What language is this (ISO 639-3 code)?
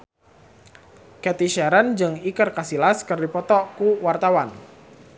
sun